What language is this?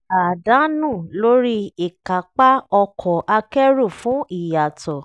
Yoruba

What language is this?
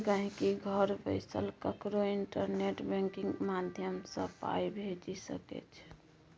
Maithili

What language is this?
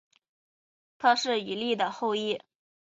Chinese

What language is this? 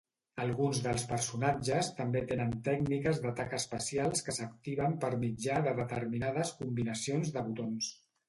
Catalan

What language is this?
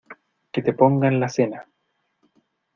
Spanish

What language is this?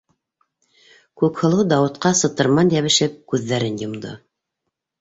Bashkir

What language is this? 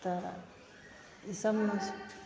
Maithili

